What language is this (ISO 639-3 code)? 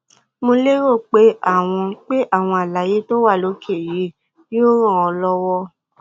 yor